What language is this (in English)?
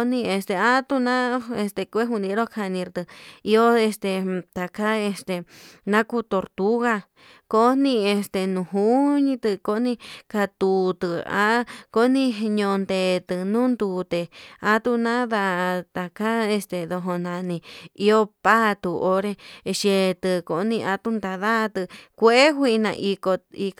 Yutanduchi Mixtec